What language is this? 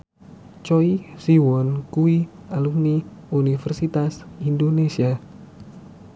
Javanese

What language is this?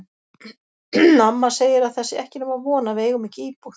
Icelandic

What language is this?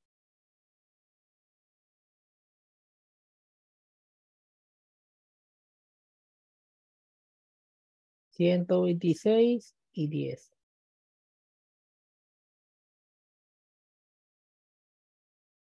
Spanish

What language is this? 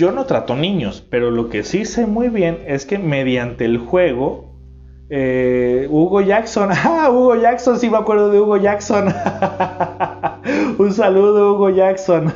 Spanish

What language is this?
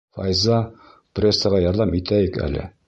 Bashkir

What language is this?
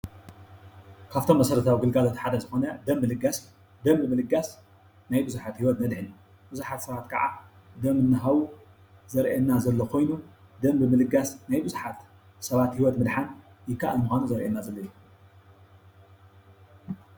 Tigrinya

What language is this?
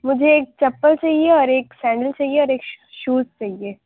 Urdu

